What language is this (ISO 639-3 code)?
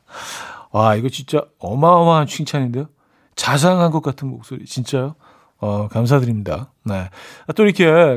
kor